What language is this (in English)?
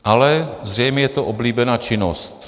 Czech